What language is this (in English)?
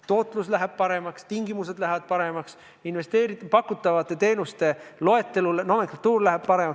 Estonian